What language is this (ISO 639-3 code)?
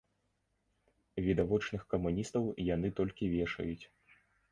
bel